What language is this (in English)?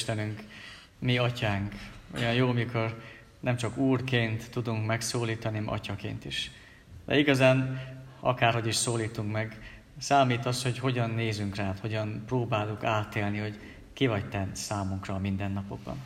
Hungarian